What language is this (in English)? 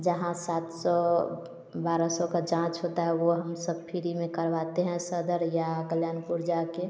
Hindi